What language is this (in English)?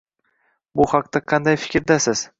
Uzbek